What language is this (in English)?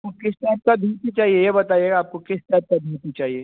Hindi